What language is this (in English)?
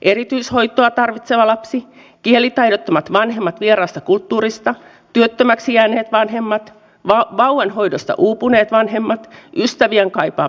Finnish